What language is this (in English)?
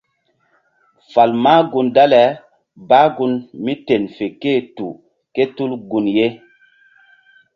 Mbum